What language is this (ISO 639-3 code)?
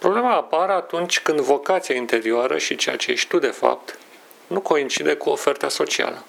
ron